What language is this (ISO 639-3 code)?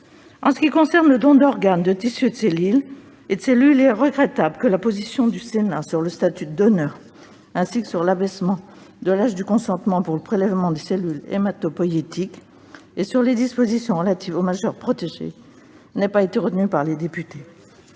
fra